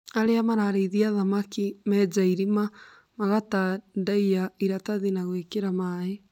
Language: Kikuyu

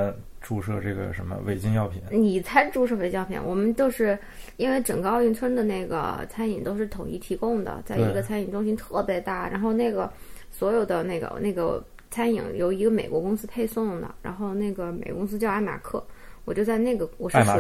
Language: Chinese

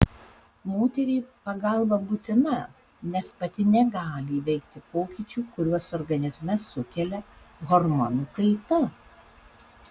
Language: Lithuanian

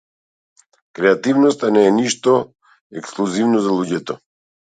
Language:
Macedonian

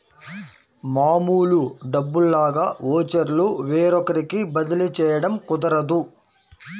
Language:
Telugu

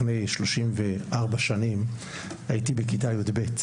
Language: Hebrew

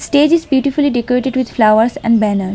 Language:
English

